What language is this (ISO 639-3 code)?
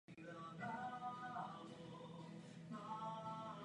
ces